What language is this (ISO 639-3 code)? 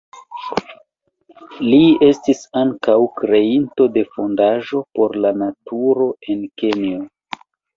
epo